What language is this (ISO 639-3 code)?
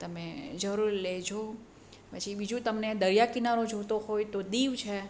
guj